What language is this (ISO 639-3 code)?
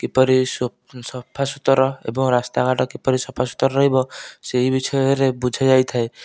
ori